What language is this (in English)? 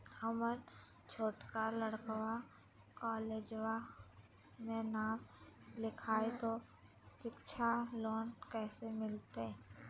Magahi